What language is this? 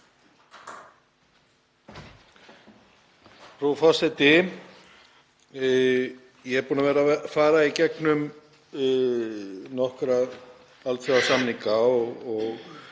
Icelandic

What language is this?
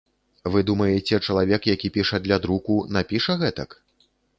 Belarusian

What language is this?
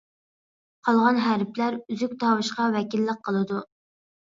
Uyghur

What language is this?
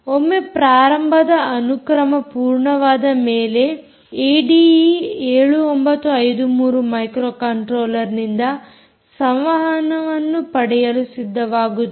Kannada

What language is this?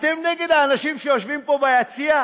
Hebrew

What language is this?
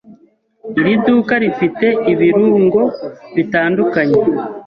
Kinyarwanda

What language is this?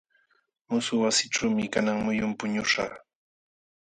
Jauja Wanca Quechua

